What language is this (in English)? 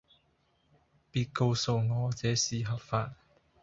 Cantonese